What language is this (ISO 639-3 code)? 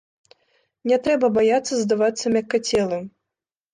bel